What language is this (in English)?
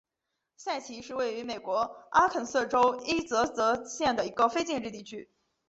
Chinese